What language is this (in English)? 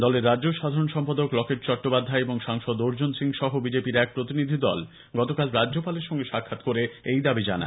Bangla